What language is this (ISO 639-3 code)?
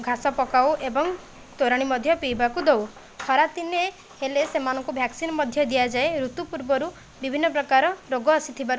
ori